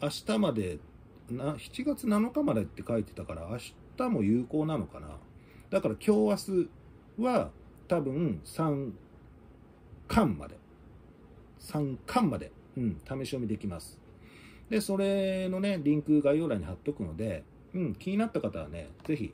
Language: Japanese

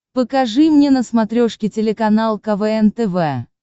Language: Russian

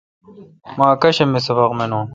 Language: Kalkoti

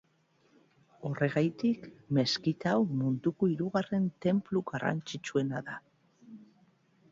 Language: Basque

